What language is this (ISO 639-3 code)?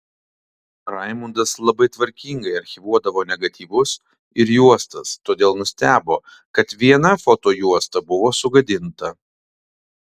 lit